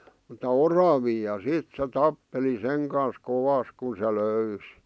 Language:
Finnish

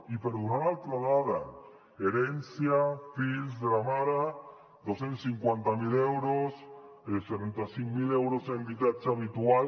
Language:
Catalan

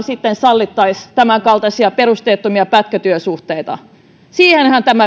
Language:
Finnish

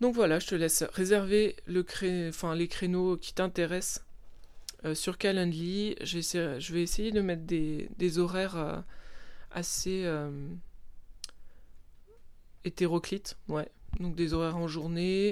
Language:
French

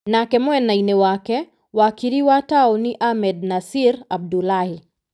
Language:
Kikuyu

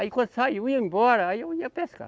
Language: Portuguese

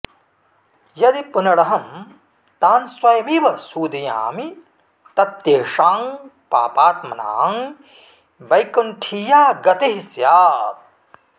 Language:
Sanskrit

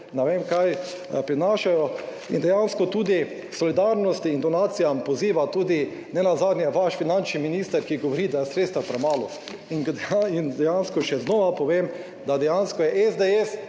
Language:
Slovenian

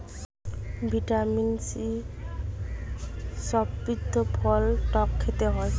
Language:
Bangla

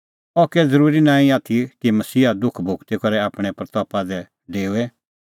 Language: Kullu Pahari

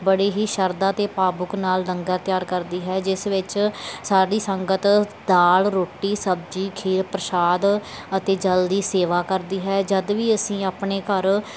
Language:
Punjabi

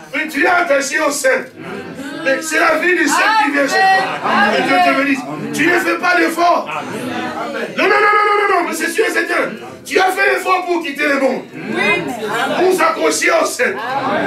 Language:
French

